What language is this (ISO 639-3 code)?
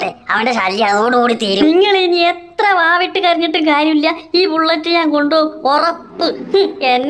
tha